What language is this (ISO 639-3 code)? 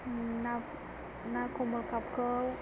brx